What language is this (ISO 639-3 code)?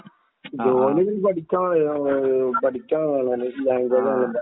mal